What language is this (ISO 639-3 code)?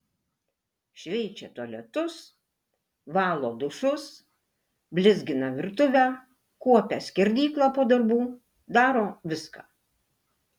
lit